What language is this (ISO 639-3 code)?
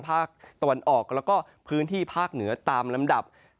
tha